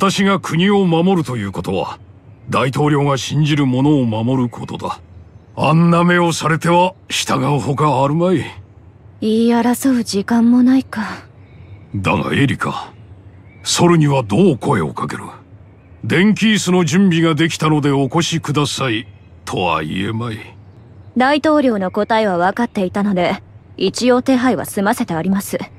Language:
Japanese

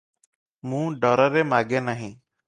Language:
Odia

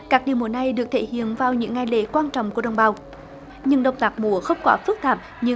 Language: Vietnamese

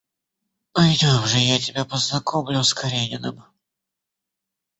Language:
Russian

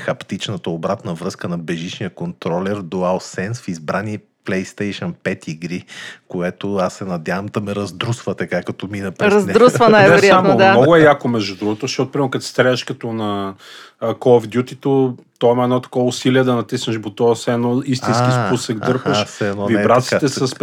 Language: Bulgarian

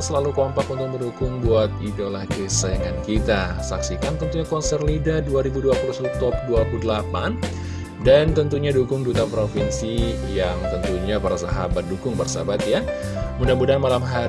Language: Indonesian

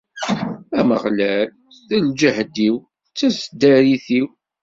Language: Kabyle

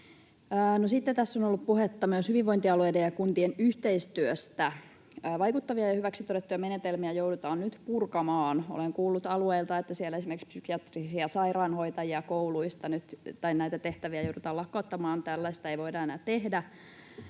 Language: Finnish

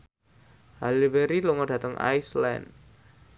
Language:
Javanese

